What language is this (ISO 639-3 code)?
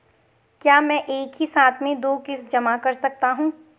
hin